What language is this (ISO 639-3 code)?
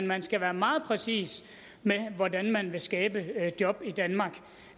dan